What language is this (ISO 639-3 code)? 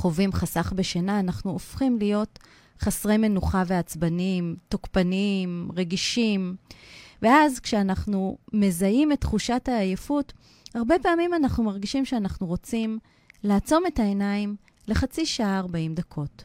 heb